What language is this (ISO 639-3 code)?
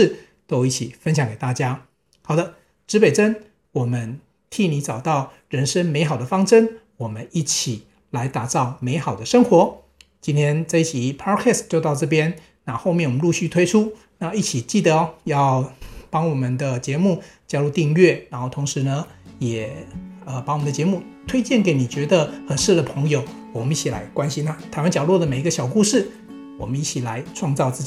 zho